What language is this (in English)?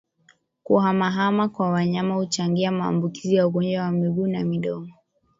Swahili